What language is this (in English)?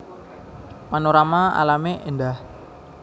Javanese